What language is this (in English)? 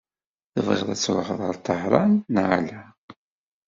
Kabyle